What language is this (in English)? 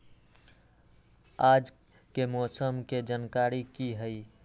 Magahi